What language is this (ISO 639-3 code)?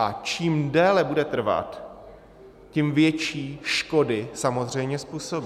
ces